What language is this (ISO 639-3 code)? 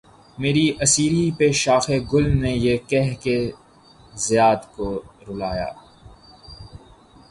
urd